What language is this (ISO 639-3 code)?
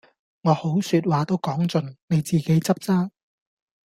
yue